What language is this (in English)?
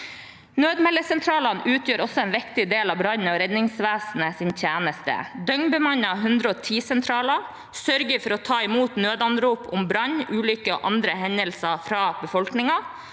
Norwegian